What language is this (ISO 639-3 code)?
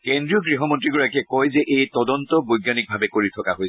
asm